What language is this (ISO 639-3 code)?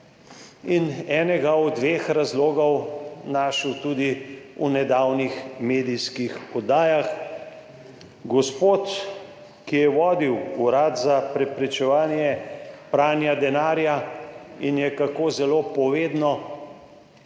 slv